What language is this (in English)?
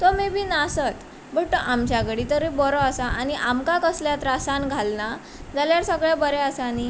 Konkani